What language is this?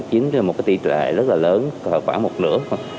Vietnamese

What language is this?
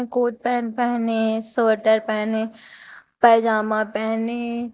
Hindi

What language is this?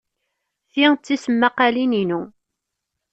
Kabyle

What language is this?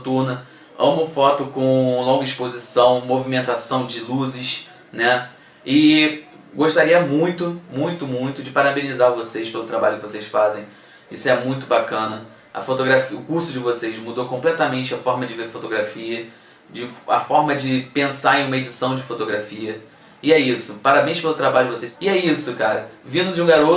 Portuguese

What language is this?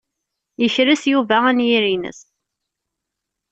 Kabyle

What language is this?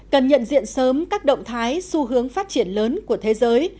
Vietnamese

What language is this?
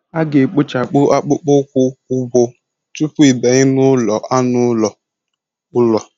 Igbo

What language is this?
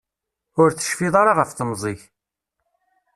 Kabyle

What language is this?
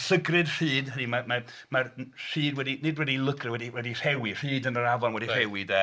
Welsh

